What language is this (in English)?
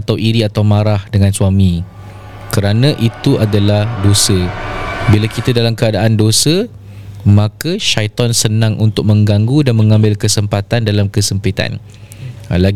Malay